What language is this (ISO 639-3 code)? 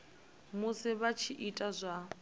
ven